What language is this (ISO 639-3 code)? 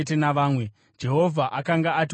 sna